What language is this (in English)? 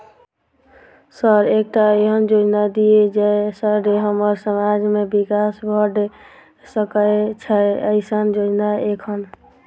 Maithili